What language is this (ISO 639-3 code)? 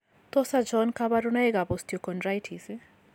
kln